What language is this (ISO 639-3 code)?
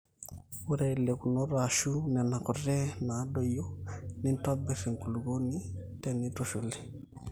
mas